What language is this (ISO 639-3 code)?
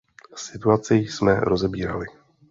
ces